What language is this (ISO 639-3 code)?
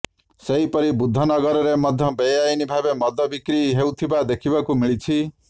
ori